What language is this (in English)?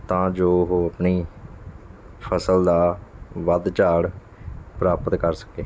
Punjabi